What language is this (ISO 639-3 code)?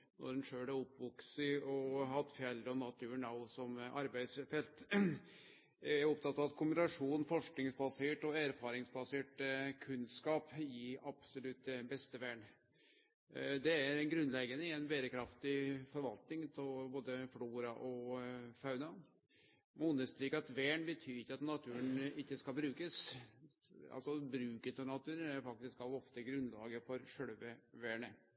nno